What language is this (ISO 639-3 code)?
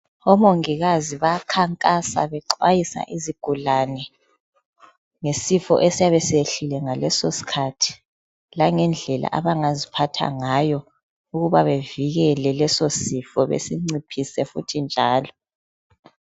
nde